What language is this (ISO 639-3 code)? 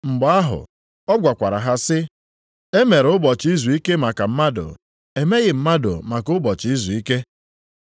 ibo